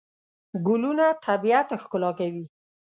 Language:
Pashto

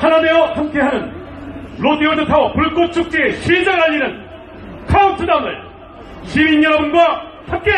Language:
Korean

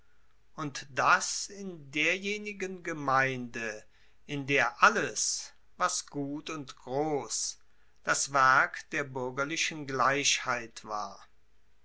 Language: German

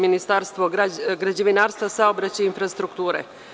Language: Serbian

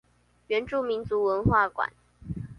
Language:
Chinese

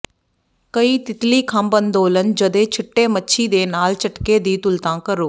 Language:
Punjabi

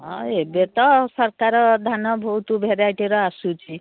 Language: Odia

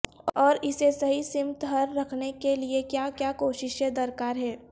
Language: Urdu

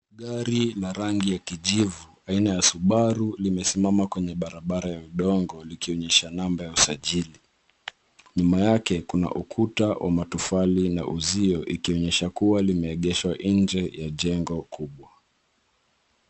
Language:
Swahili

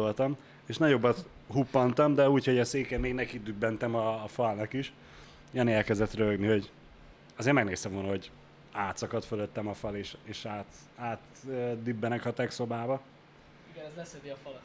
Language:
Hungarian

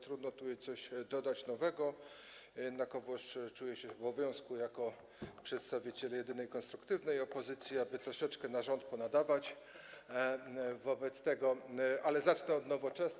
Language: Polish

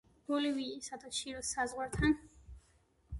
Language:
Georgian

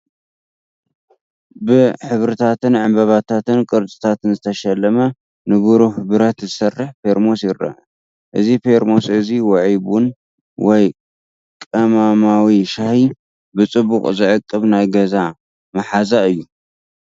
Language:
Tigrinya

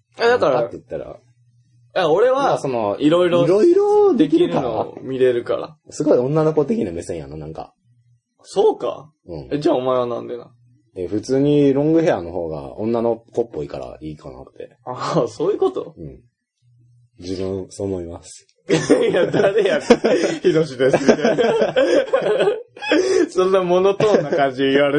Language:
Japanese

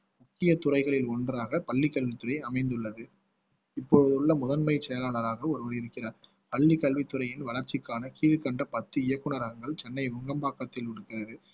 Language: Tamil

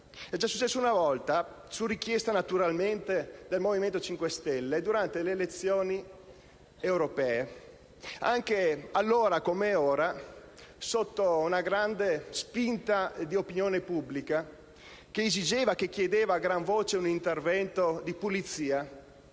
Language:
Italian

